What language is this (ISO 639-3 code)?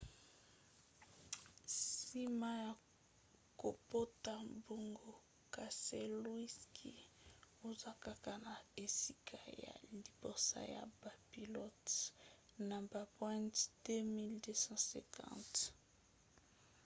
lin